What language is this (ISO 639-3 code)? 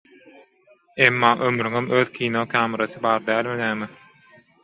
tuk